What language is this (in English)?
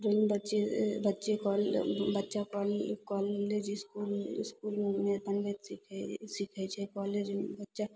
Maithili